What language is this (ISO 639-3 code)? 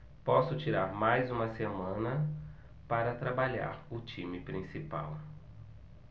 por